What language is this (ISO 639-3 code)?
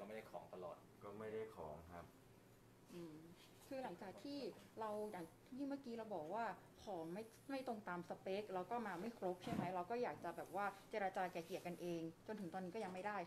tha